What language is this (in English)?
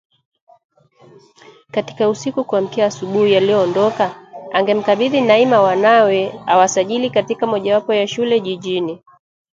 Swahili